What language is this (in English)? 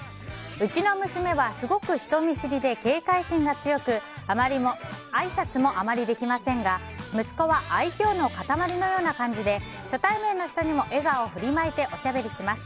Japanese